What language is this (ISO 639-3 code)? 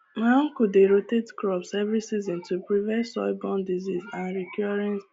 pcm